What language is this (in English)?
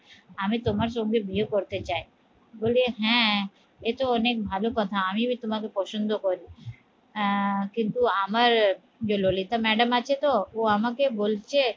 Bangla